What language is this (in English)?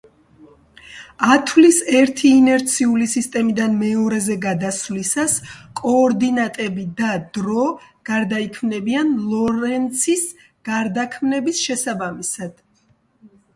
Georgian